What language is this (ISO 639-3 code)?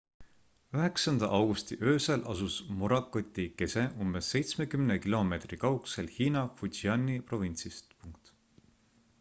est